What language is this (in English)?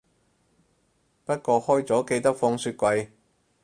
Cantonese